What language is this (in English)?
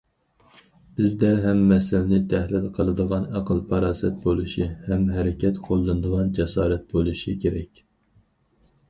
Uyghur